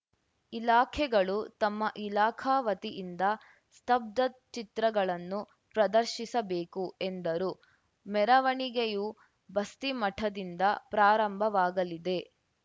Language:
Kannada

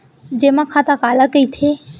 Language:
Chhattisgarhi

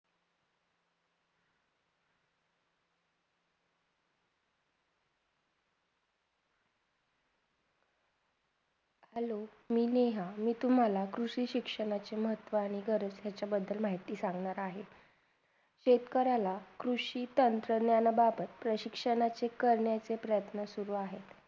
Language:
Marathi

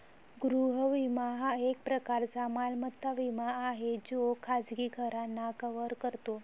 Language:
Marathi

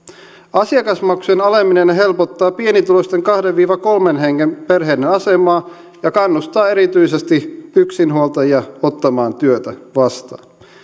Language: Finnish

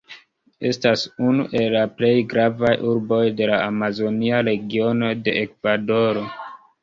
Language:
Esperanto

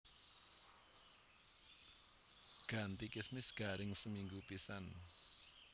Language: Javanese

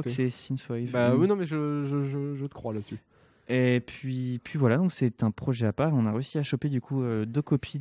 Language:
French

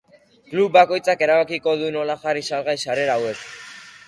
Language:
Basque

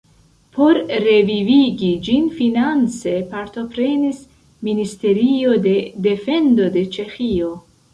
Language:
Esperanto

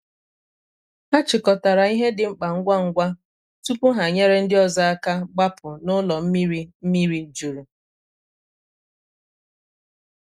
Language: Igbo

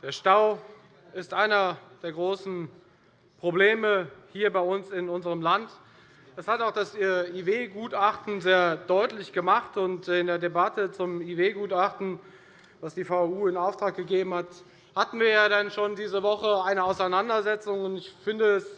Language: German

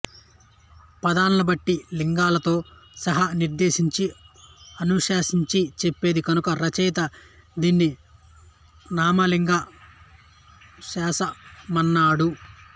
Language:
Telugu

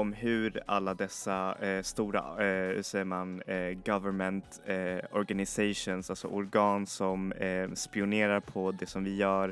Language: Swedish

